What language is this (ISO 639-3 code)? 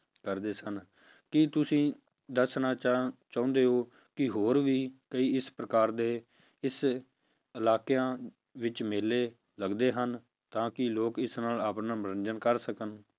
pan